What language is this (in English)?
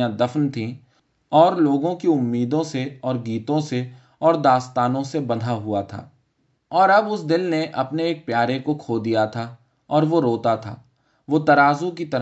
Urdu